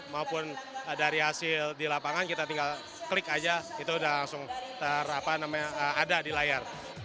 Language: Indonesian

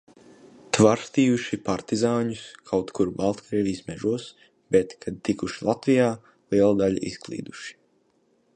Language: Latvian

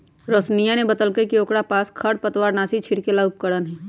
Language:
Magahi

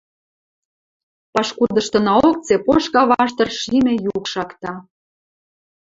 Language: Western Mari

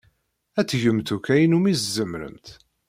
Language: Kabyle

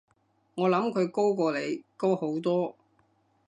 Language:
Cantonese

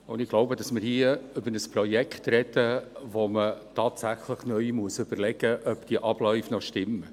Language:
Swiss German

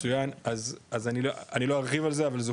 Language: Hebrew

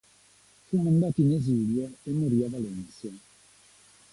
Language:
Italian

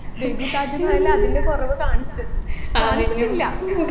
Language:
Malayalam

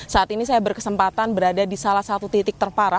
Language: Indonesian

